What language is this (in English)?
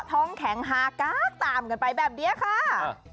Thai